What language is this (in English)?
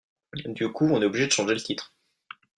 French